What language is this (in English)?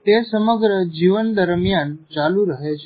Gujarati